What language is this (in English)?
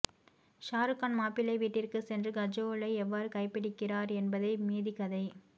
Tamil